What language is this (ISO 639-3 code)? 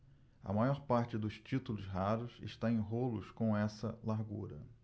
por